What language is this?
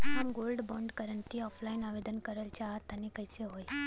Bhojpuri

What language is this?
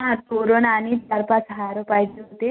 Marathi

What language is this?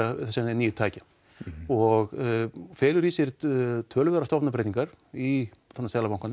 Icelandic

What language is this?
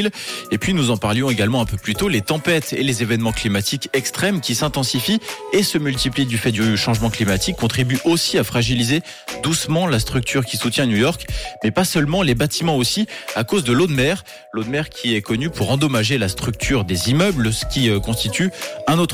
French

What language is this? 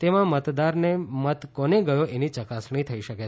Gujarati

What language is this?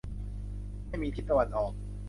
Thai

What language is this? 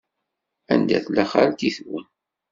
Kabyle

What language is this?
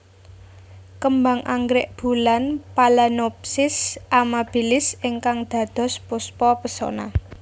Javanese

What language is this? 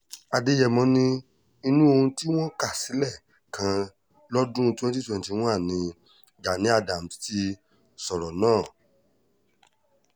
Yoruba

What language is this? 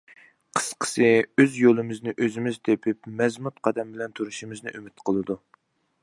Uyghur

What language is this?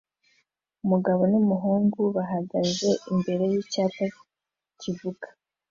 Kinyarwanda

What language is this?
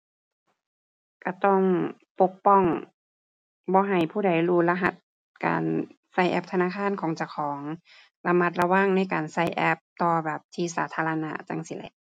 Thai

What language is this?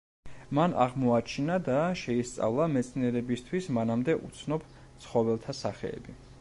Georgian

